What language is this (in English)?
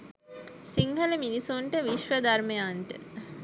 Sinhala